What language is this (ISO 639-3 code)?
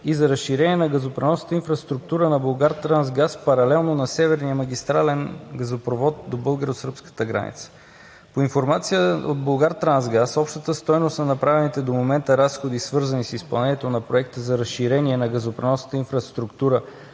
bul